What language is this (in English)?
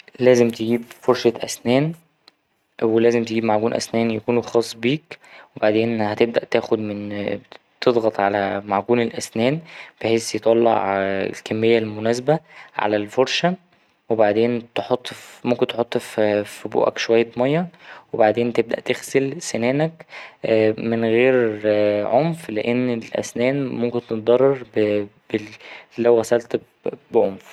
Egyptian Arabic